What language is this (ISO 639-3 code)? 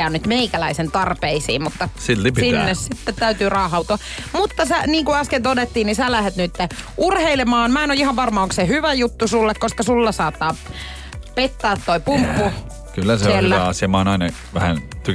fin